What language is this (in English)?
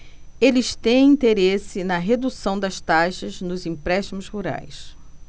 Portuguese